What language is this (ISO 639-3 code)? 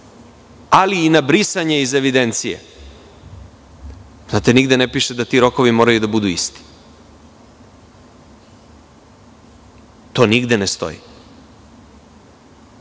srp